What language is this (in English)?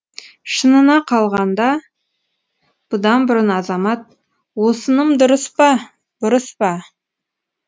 Kazakh